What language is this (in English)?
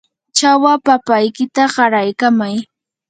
Yanahuanca Pasco Quechua